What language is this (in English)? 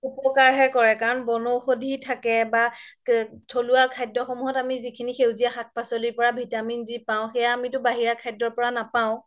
Assamese